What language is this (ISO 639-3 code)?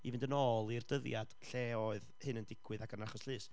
cym